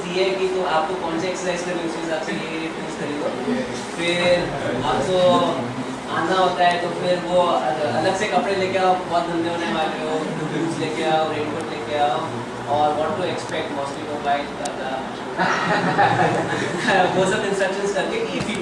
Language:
French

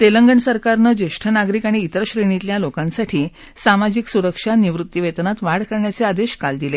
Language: Marathi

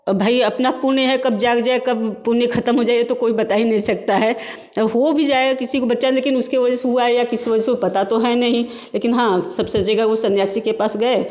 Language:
Hindi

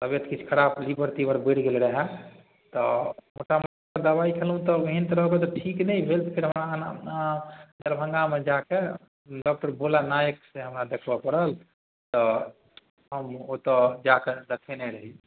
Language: Maithili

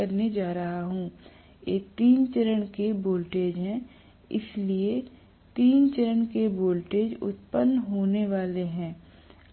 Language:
Hindi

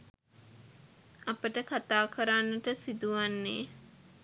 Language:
Sinhala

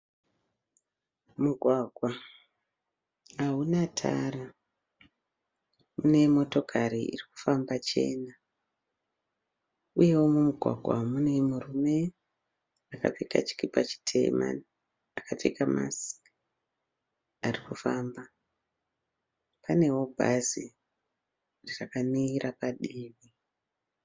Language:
Shona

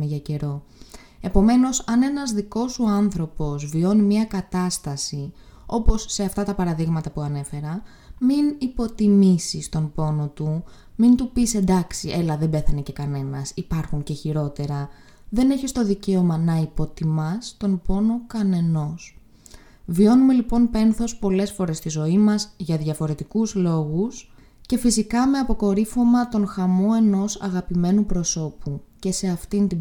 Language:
Greek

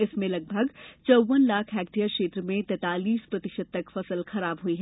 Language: Hindi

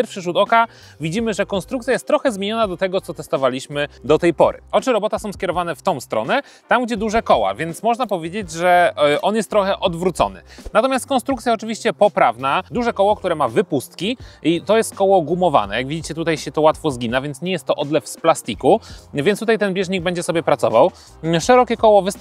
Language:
Polish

